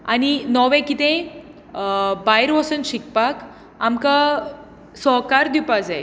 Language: Konkani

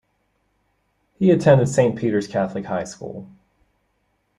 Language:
English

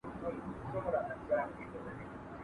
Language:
Pashto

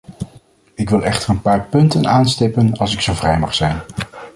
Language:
Dutch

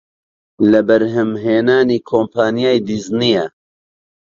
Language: Central Kurdish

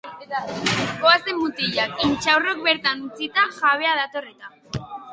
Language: Basque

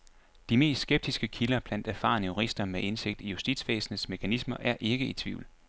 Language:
Danish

